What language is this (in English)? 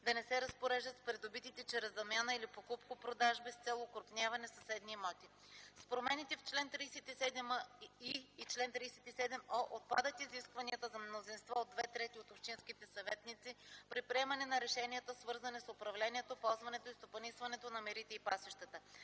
Bulgarian